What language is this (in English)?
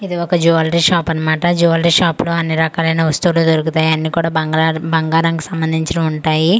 Telugu